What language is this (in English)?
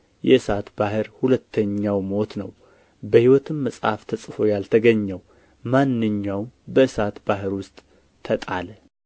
Amharic